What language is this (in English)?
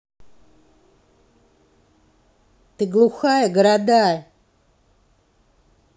Russian